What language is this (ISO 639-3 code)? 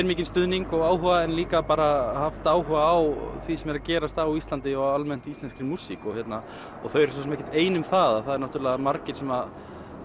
isl